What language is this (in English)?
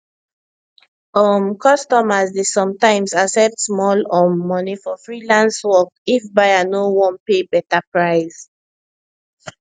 Nigerian Pidgin